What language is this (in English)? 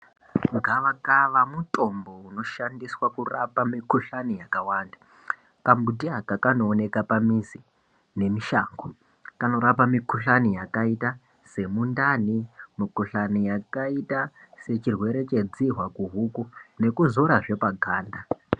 Ndau